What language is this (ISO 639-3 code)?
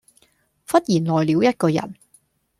yue